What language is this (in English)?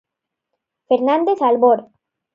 Galician